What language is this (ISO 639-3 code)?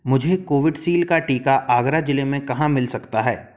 hin